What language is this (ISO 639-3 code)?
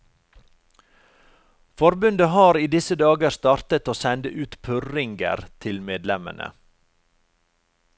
nor